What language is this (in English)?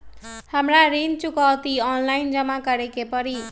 Magahi